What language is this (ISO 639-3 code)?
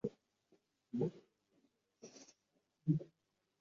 uzb